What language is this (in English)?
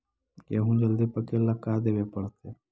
Magahi